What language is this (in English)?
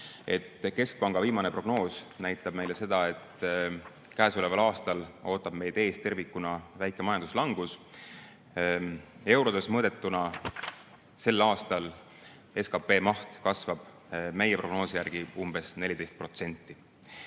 Estonian